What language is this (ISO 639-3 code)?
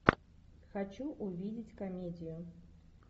rus